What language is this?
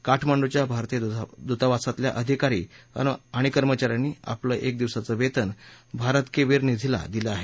Marathi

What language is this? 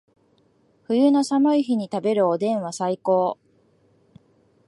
Japanese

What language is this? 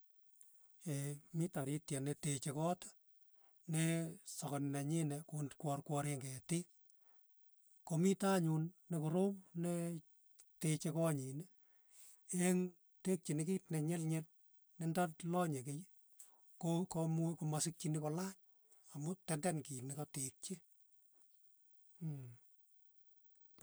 Tugen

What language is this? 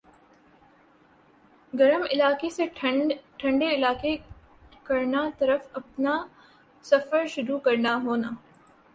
Urdu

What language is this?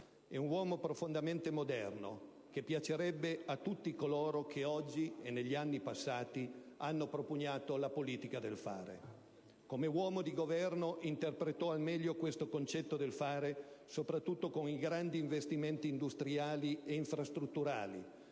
Italian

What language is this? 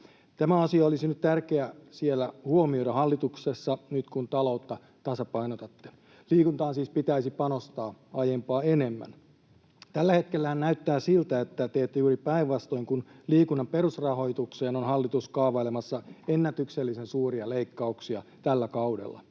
Finnish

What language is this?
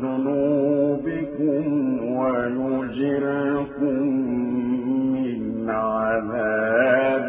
Arabic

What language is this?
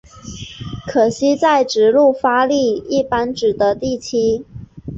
Chinese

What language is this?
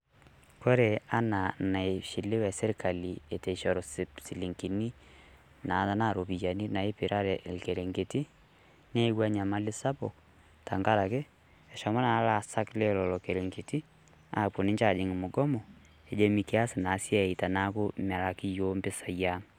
Masai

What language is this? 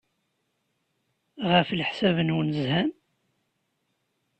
Kabyle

